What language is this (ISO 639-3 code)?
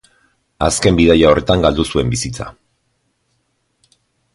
eus